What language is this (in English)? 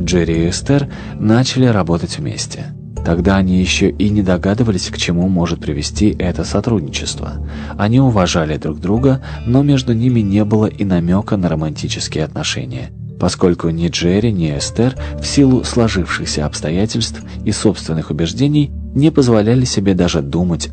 Russian